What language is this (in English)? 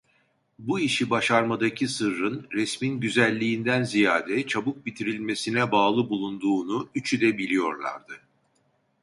Turkish